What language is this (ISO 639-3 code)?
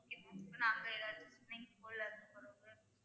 tam